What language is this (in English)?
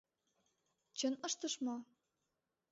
Mari